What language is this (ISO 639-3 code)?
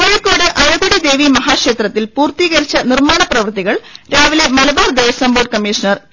mal